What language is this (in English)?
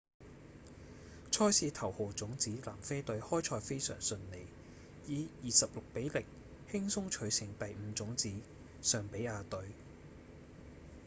Cantonese